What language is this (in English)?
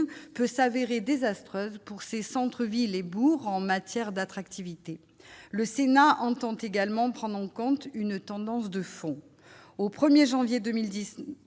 French